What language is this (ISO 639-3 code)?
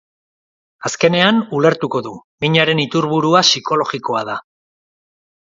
eus